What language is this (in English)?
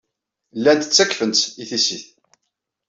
Kabyle